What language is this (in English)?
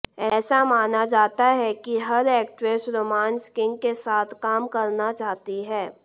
Hindi